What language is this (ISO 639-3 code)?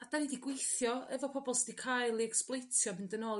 cym